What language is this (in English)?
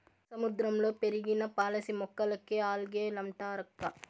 Telugu